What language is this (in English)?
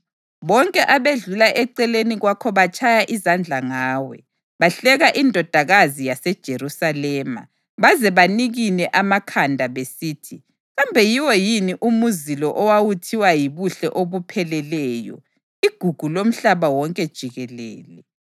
North Ndebele